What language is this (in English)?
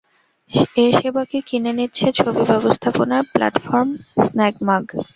Bangla